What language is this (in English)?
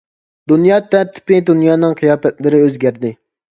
Uyghur